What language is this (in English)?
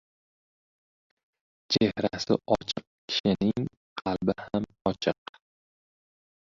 Uzbek